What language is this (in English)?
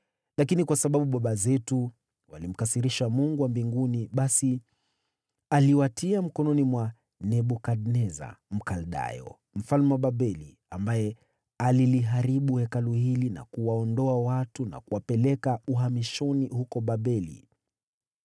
Swahili